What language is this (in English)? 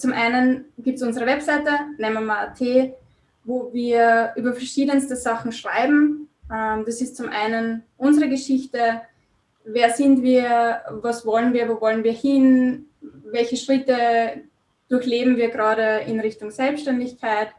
German